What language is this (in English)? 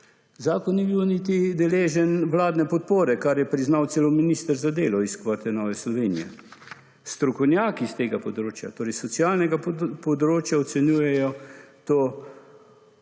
Slovenian